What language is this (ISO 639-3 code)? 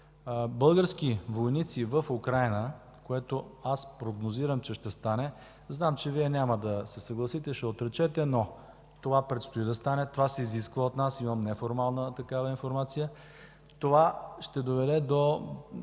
bul